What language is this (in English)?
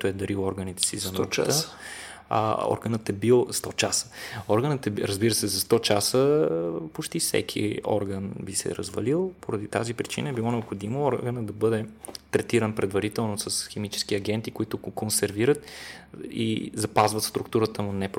Bulgarian